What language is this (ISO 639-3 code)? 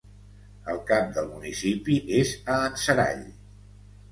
cat